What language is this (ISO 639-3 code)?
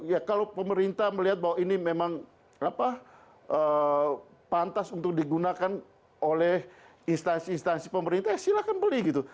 ind